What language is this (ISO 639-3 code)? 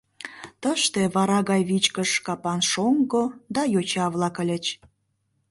chm